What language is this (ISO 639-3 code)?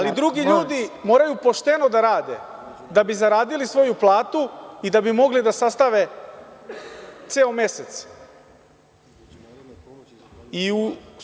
srp